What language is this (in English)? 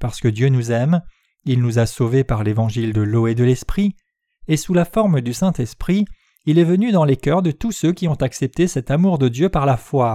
French